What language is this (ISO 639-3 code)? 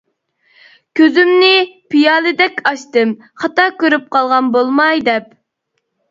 uig